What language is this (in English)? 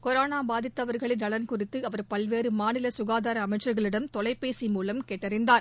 Tamil